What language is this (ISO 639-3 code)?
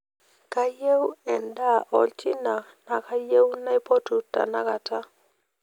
mas